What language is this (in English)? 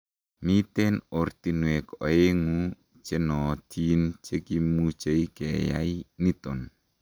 Kalenjin